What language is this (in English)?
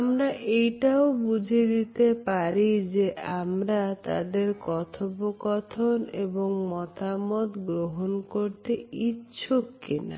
Bangla